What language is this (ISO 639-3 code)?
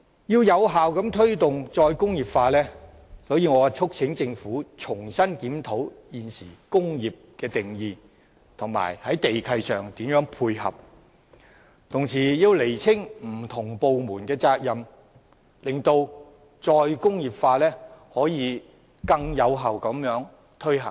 yue